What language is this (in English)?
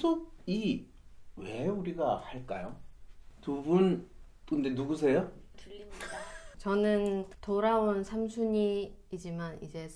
Korean